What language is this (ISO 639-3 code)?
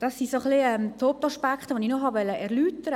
gsw